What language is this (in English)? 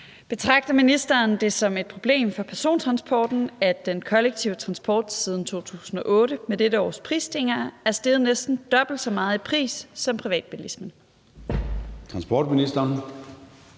Danish